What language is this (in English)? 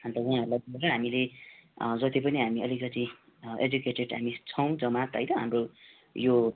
Nepali